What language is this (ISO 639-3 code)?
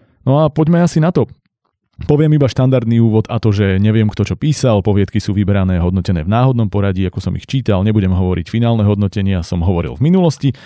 slk